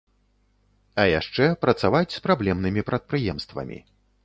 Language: Belarusian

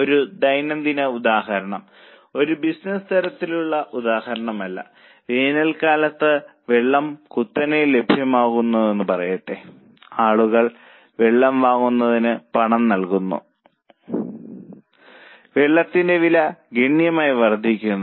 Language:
Malayalam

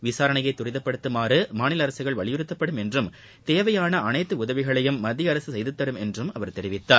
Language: Tamil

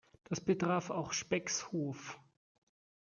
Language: German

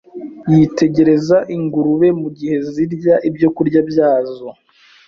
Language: Kinyarwanda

